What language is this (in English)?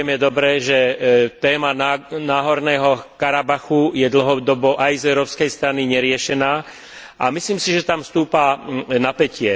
Slovak